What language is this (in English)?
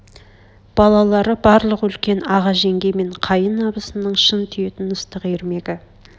Kazakh